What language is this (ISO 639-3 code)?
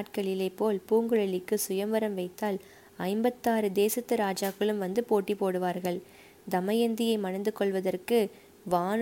tam